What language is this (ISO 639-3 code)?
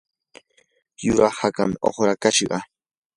qur